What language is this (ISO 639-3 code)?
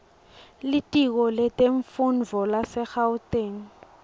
ssw